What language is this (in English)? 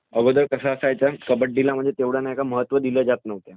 Marathi